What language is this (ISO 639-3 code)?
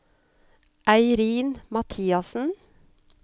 nor